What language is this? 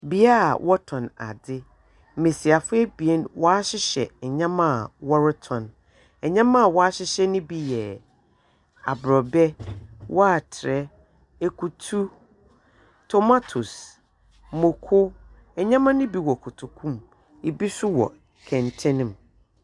Akan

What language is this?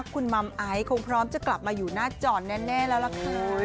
Thai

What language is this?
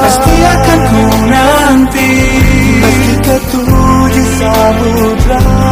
Malay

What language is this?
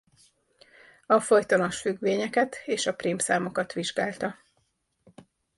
Hungarian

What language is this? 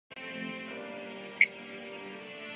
Urdu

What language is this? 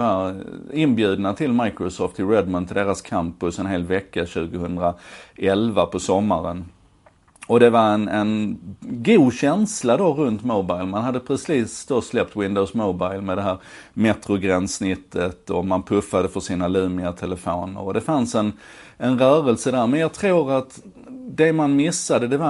Swedish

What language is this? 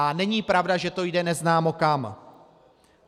Czech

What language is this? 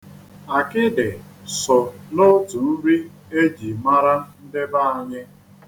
Igbo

